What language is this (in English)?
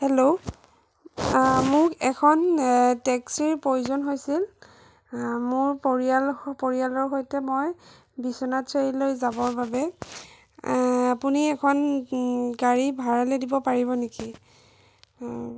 Assamese